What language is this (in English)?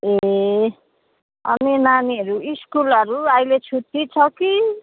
Nepali